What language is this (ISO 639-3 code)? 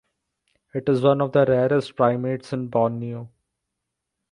eng